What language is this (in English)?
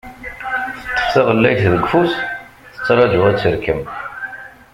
Kabyle